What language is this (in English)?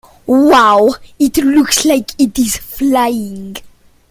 English